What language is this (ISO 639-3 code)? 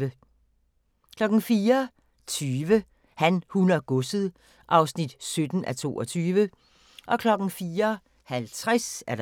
dan